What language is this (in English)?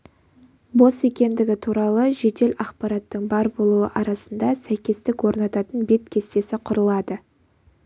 Kazakh